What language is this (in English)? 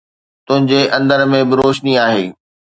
Sindhi